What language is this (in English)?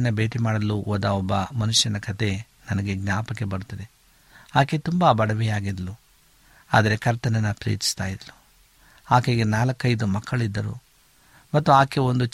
Kannada